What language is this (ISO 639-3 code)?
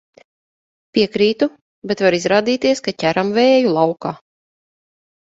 lav